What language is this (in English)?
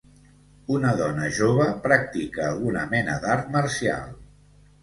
Catalan